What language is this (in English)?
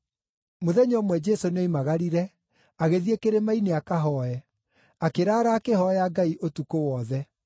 Kikuyu